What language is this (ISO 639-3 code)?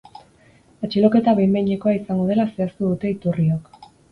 eus